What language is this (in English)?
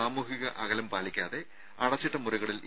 Malayalam